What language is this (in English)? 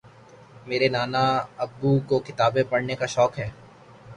Urdu